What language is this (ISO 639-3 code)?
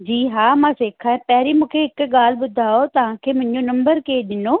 snd